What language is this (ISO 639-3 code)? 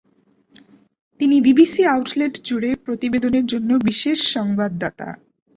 ben